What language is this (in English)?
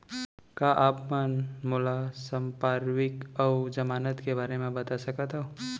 Chhattisgarhi